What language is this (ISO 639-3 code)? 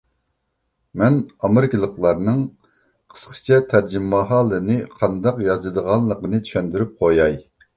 uig